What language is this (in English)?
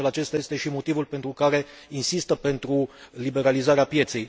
Romanian